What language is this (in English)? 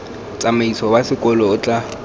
Tswana